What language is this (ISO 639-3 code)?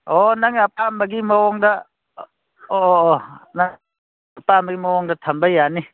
mni